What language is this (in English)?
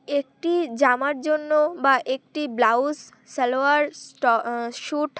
Bangla